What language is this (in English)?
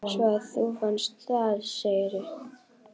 Icelandic